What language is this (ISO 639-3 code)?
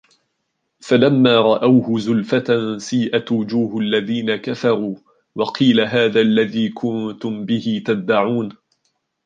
ara